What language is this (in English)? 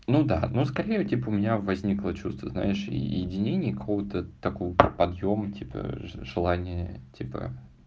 Russian